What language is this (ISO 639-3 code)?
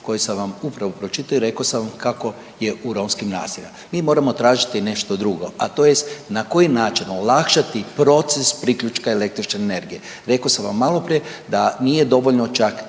hrv